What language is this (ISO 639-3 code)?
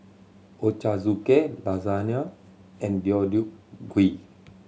eng